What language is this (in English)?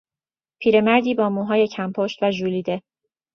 Persian